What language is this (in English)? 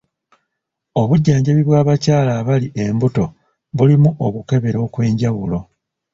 Ganda